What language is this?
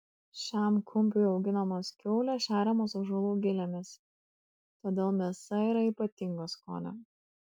Lithuanian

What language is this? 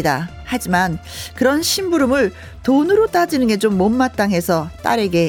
Korean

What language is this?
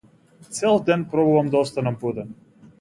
Macedonian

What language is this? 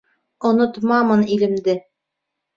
Bashkir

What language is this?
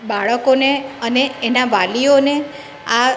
Gujarati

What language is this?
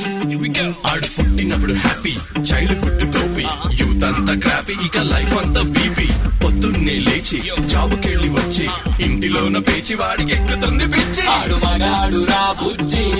Telugu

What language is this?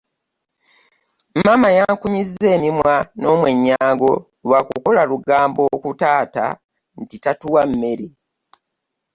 Ganda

